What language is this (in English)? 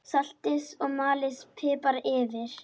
Icelandic